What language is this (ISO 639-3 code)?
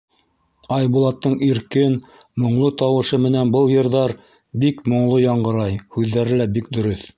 bak